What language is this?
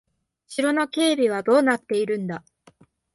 Japanese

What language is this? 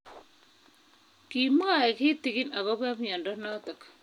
Kalenjin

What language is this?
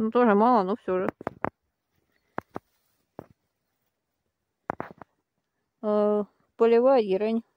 Russian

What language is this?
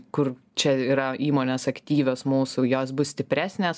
Lithuanian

